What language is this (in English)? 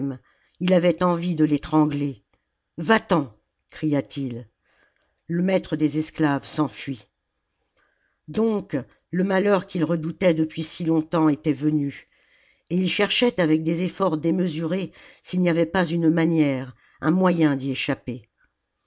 French